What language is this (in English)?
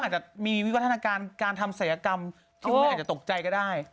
Thai